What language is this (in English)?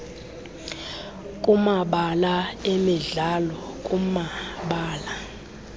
Xhosa